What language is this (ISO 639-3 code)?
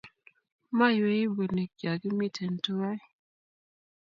kln